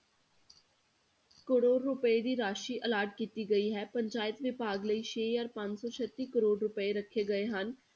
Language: Punjabi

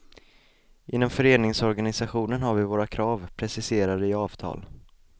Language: Swedish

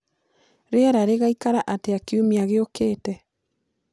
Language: Kikuyu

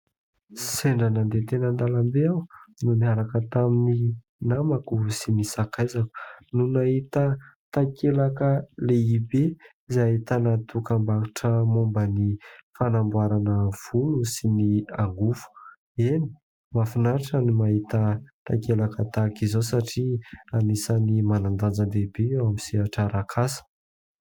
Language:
Malagasy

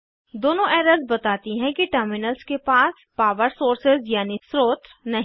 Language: Hindi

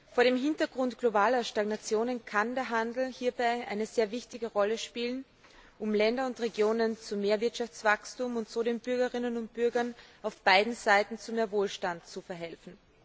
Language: German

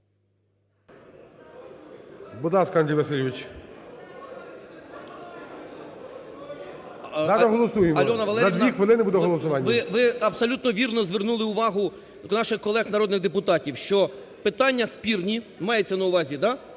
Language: Ukrainian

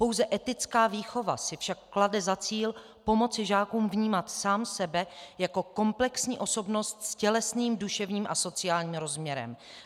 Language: Czech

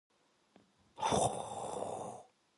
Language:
Korean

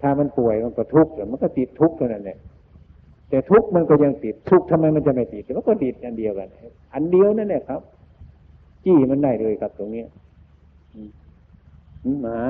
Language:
Thai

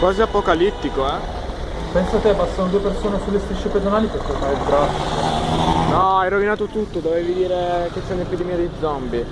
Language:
Italian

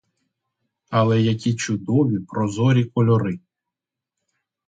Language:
Ukrainian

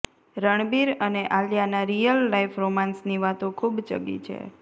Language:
Gujarati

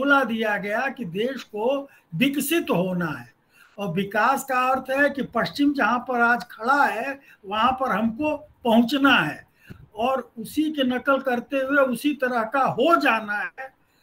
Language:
Hindi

